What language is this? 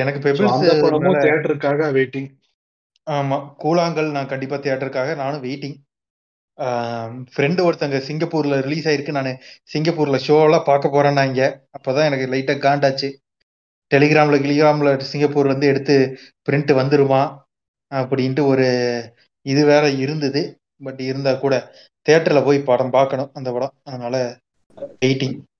Tamil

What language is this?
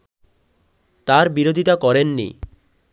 Bangla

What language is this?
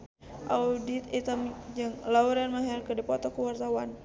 Sundanese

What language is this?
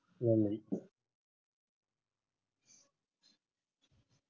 Tamil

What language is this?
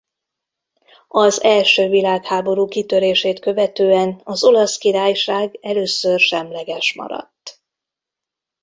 Hungarian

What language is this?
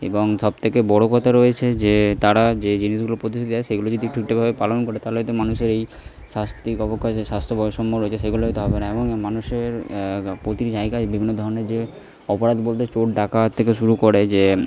Bangla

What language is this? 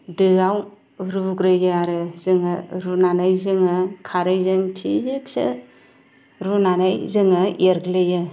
Bodo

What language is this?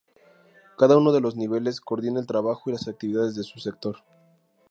Spanish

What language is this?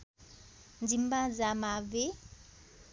Nepali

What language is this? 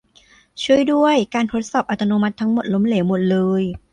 Thai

